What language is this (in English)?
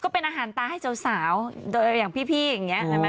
Thai